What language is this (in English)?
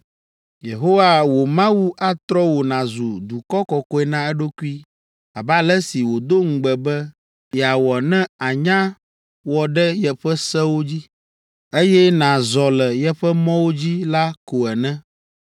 Ewe